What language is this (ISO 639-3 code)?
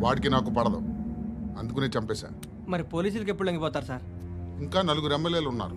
tel